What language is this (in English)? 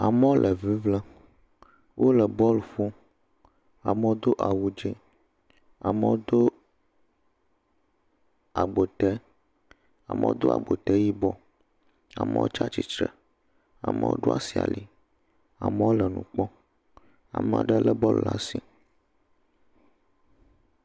Ewe